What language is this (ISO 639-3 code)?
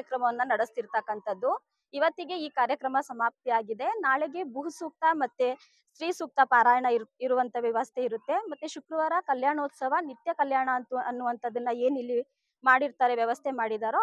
kan